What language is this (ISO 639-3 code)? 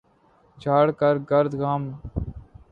urd